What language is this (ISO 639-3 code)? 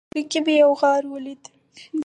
pus